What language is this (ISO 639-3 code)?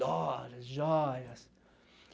por